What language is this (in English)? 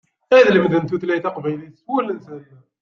Kabyle